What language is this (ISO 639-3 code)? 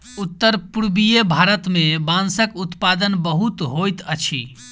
mai